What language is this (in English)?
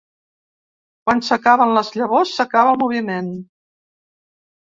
Catalan